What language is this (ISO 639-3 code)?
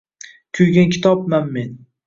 uzb